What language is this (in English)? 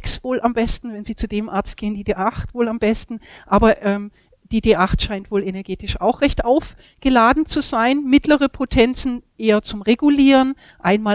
German